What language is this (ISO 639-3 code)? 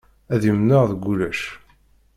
kab